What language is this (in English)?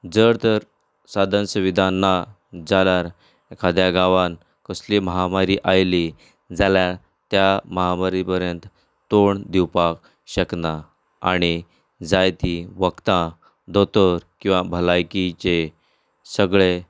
Konkani